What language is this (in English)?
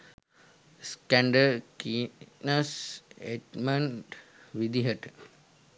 Sinhala